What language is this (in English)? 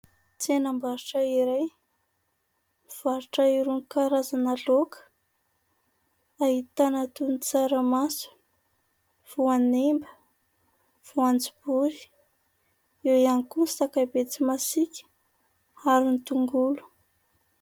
Malagasy